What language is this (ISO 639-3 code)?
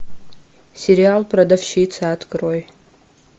rus